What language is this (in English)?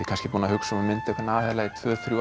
Icelandic